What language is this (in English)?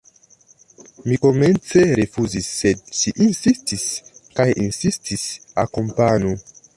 Esperanto